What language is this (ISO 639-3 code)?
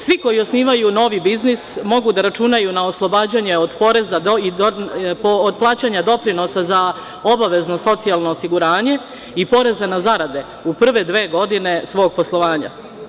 srp